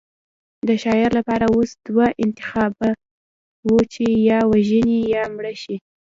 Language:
Pashto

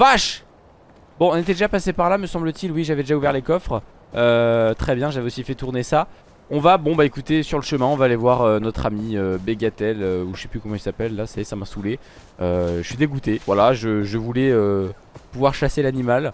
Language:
French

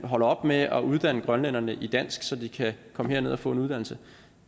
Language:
Danish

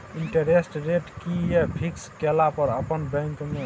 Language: Maithili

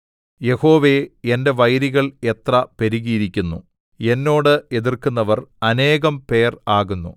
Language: Malayalam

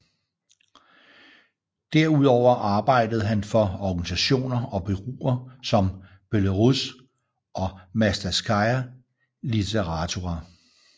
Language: Danish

